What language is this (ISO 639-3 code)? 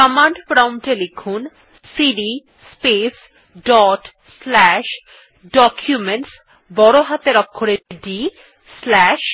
ben